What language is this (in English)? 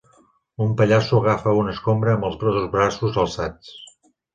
Catalan